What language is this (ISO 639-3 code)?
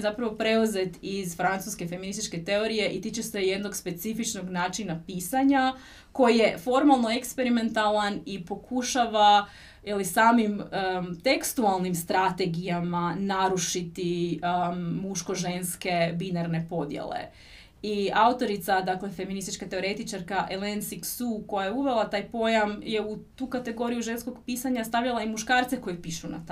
hrv